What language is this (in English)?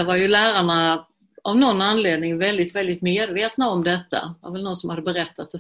Swedish